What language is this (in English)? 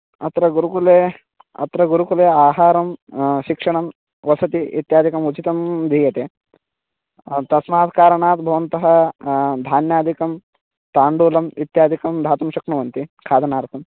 Sanskrit